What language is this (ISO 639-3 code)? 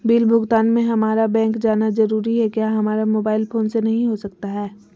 mag